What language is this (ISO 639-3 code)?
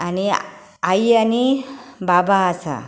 kok